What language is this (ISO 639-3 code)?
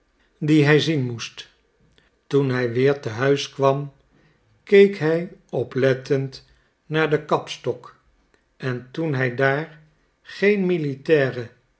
nld